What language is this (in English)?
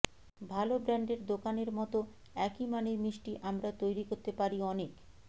Bangla